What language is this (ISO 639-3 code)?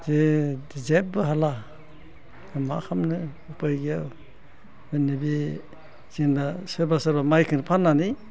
brx